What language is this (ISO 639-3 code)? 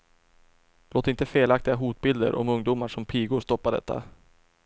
swe